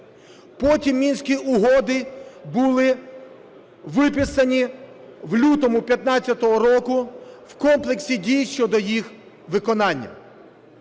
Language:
Ukrainian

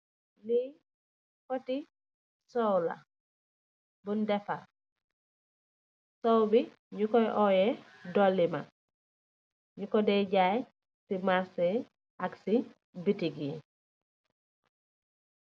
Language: Wolof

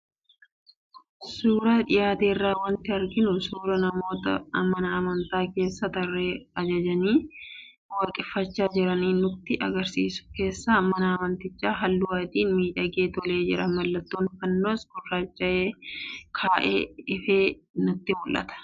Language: Oromo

